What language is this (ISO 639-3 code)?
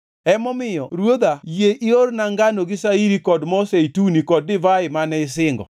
luo